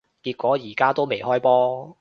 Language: Cantonese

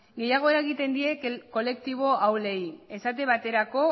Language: Basque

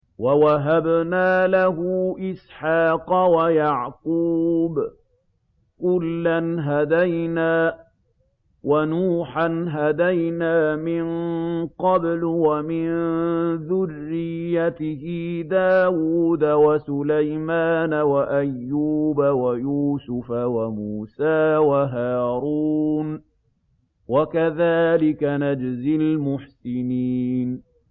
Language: Arabic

